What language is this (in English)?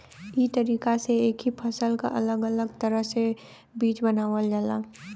Bhojpuri